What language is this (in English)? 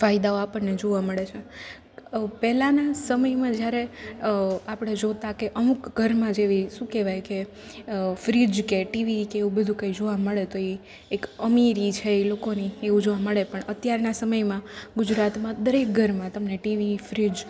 Gujarati